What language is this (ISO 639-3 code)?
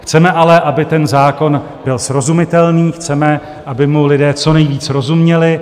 ces